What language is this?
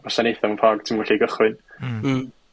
Welsh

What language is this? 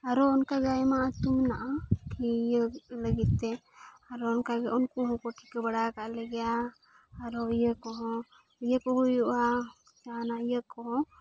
Santali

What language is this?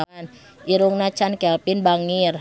Sundanese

